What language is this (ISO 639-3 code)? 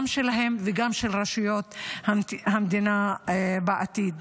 heb